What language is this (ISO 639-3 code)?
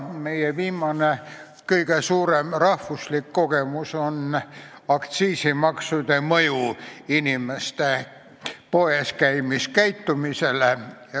est